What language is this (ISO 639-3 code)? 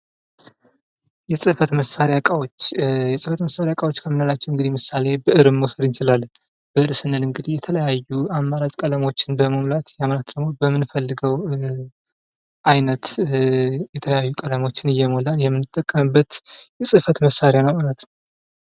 amh